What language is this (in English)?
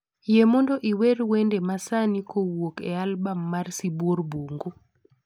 Luo (Kenya and Tanzania)